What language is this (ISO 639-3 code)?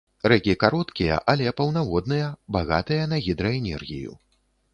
bel